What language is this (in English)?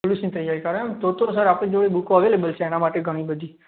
Gujarati